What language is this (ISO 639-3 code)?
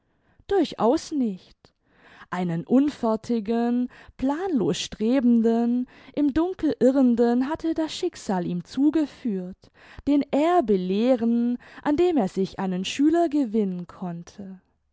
deu